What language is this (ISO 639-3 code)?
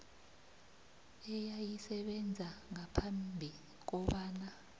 nbl